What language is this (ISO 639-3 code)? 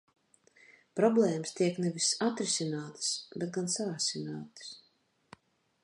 lav